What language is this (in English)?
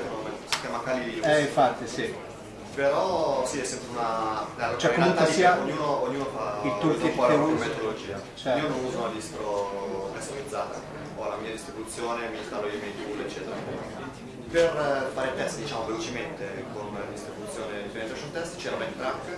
Italian